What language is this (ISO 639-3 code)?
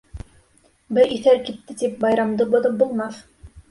bak